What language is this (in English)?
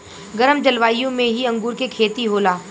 Bhojpuri